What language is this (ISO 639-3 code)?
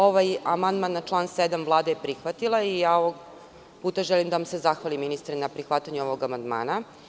srp